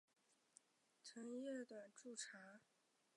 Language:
Chinese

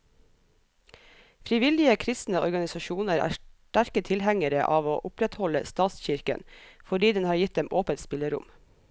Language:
Norwegian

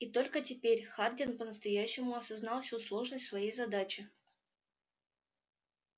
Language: Russian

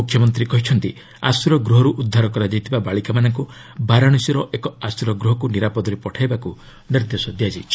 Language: Odia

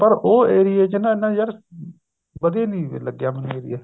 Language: Punjabi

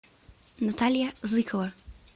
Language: Russian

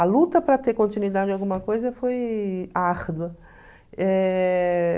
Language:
Portuguese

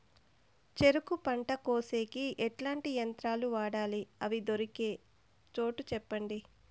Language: Telugu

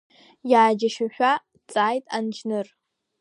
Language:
Abkhazian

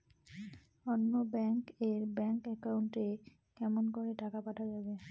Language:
Bangla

